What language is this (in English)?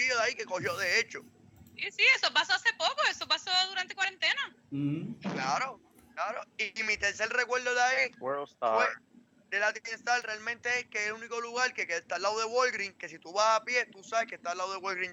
Spanish